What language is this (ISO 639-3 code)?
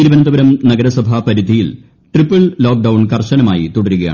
mal